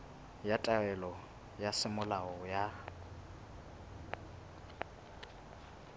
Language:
Southern Sotho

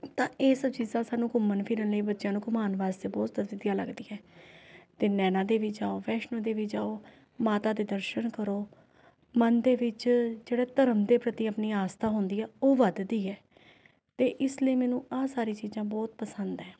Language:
Punjabi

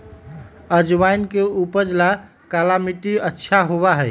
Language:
Magahi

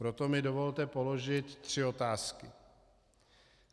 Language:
Czech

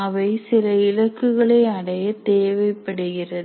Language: Tamil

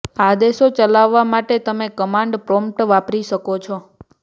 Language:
Gujarati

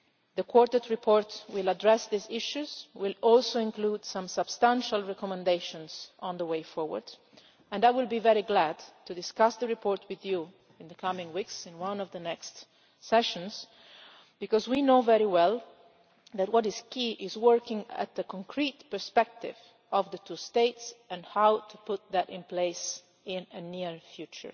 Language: English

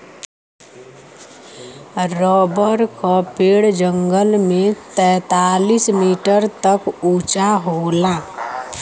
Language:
Bhojpuri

